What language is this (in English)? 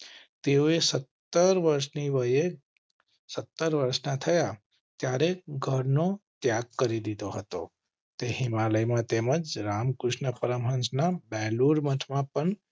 Gujarati